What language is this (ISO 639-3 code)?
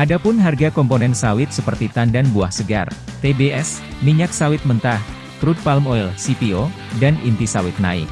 ind